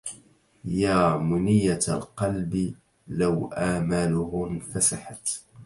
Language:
Arabic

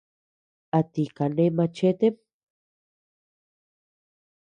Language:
Tepeuxila Cuicatec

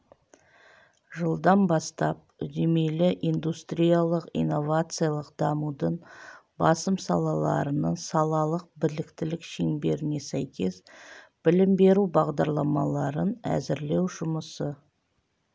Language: Kazakh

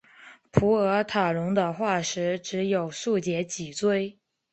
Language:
Chinese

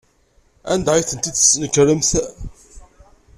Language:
Kabyle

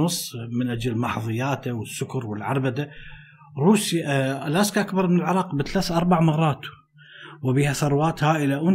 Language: Arabic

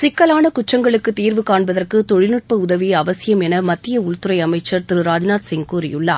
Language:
Tamil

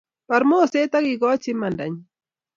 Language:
Kalenjin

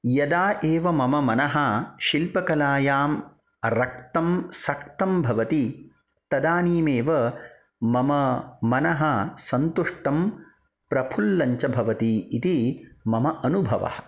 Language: Sanskrit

